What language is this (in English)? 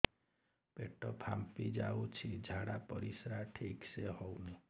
Odia